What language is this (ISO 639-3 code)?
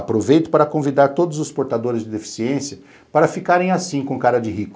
por